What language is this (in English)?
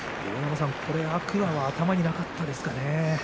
Japanese